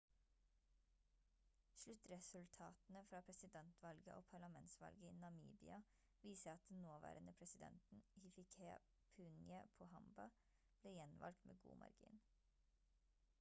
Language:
Norwegian Bokmål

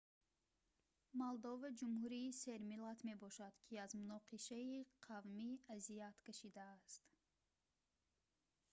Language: Tajik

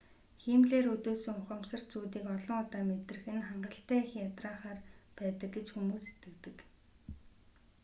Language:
Mongolian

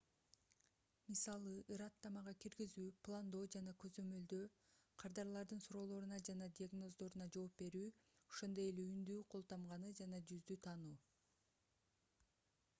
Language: Kyrgyz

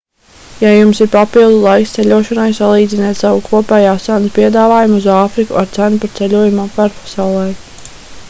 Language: Latvian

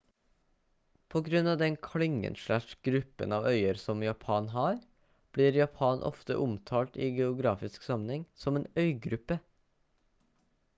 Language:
Norwegian Bokmål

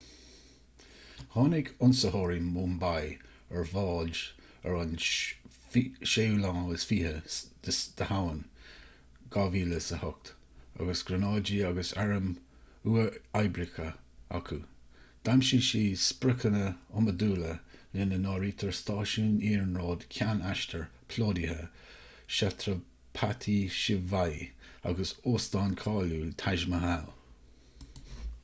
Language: Irish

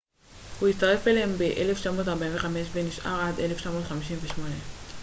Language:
Hebrew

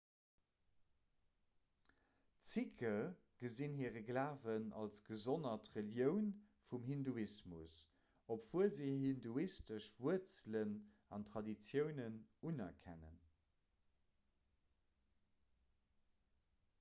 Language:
Luxembourgish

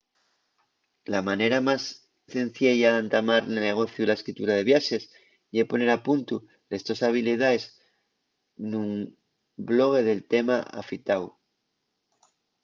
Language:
Asturian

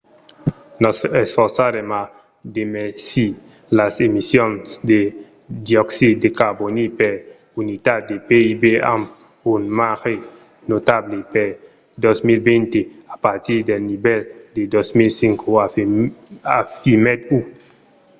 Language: Occitan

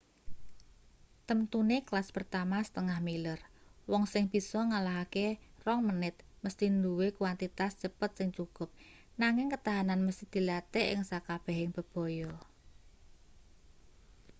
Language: Javanese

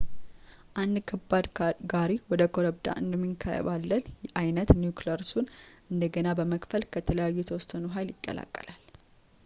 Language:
Amharic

